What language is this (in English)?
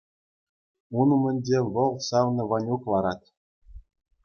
Chuvash